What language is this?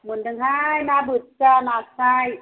Bodo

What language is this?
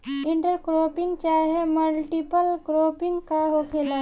Bhojpuri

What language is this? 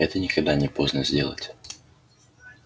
Russian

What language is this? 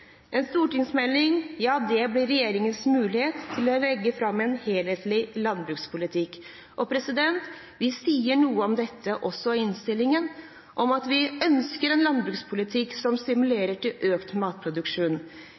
Norwegian Bokmål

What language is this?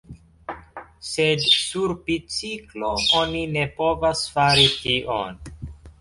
Esperanto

